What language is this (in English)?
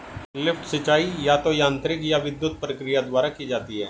Hindi